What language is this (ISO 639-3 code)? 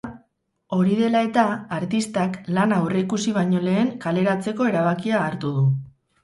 eus